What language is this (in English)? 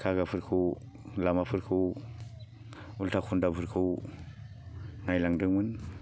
Bodo